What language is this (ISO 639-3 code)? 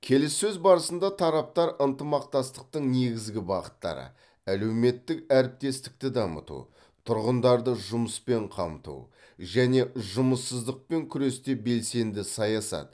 kaz